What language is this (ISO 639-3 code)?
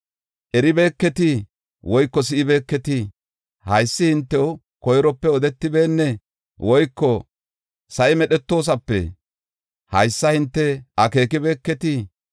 gof